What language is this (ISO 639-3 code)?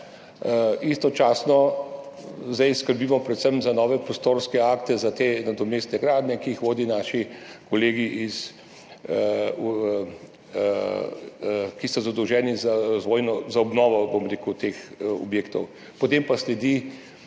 slv